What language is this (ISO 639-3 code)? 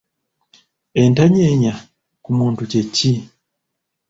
lug